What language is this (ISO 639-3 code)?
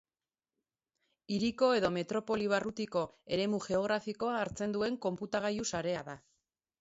eus